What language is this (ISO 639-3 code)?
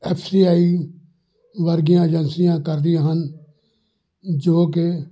pan